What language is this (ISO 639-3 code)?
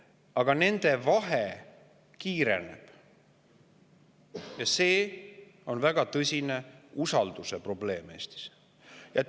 est